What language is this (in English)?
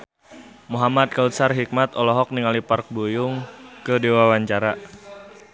Sundanese